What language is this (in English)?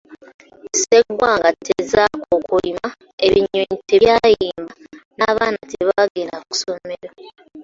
Ganda